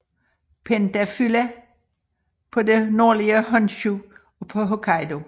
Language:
Danish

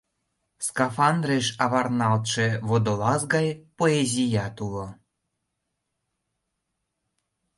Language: Mari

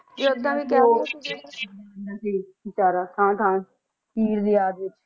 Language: Punjabi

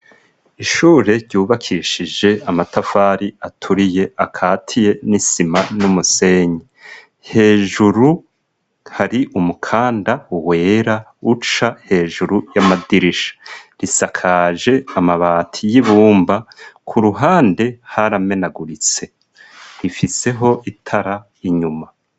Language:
Rundi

